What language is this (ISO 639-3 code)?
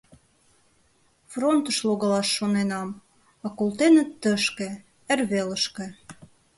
chm